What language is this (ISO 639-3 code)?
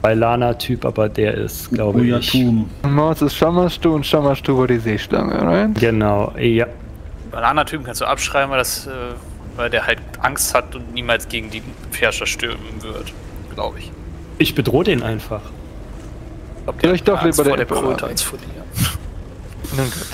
deu